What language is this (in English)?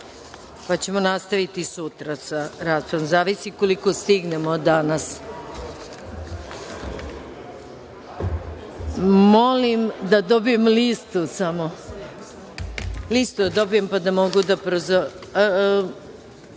Serbian